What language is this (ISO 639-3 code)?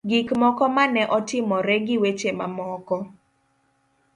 luo